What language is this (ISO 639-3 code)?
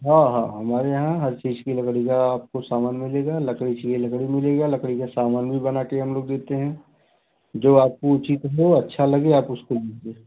hin